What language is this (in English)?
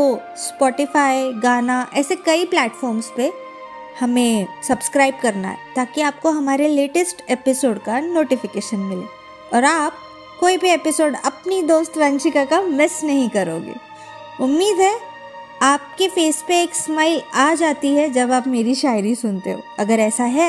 Hindi